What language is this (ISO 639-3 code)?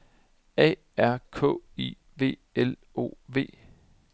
dan